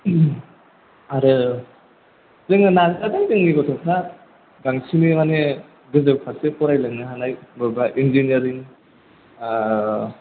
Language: Bodo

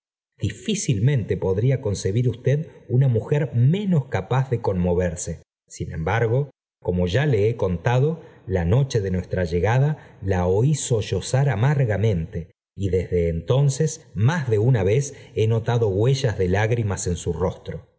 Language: Spanish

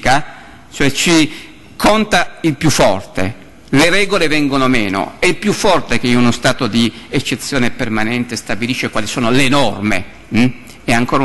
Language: Italian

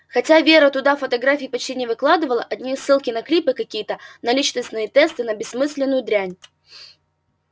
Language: Russian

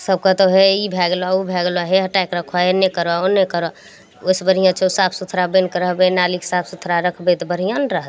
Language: Maithili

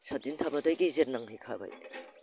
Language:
Bodo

